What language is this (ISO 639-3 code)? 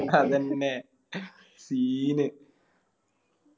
mal